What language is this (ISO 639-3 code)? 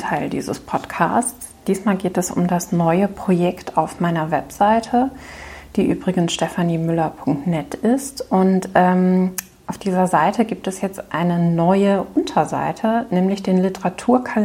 deu